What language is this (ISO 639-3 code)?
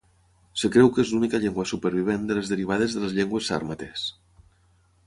cat